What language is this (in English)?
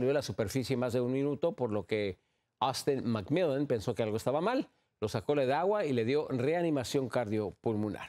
Spanish